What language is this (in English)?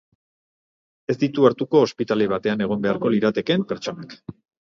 Basque